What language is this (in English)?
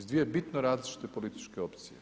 Croatian